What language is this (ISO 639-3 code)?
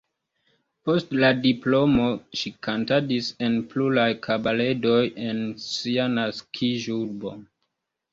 epo